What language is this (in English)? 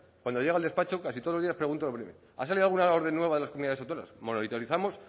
Spanish